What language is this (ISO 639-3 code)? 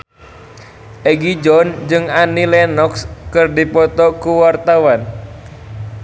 sun